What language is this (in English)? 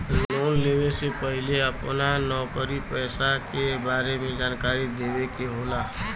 Bhojpuri